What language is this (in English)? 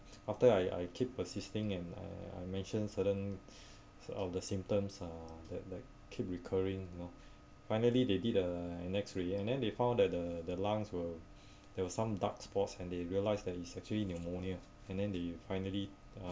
English